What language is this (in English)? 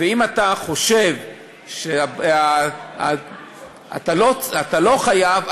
Hebrew